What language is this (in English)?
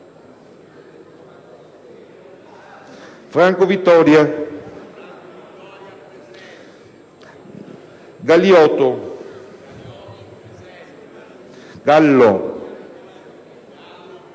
Italian